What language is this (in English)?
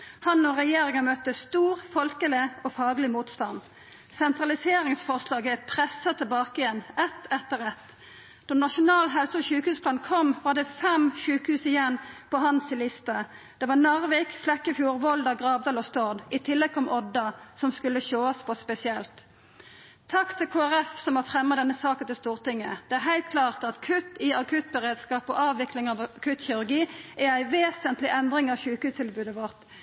Norwegian Nynorsk